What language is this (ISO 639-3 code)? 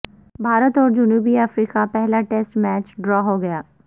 urd